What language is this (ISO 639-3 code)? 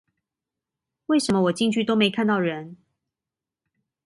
zho